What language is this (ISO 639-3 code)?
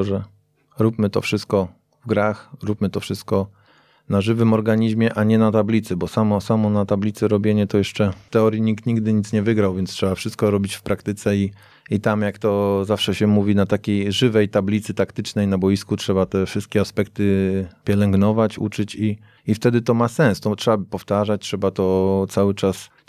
pol